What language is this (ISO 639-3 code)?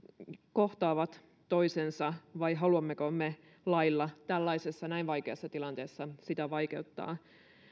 fin